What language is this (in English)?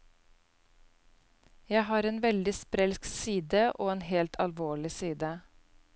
Norwegian